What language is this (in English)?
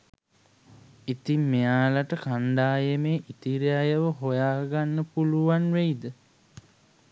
Sinhala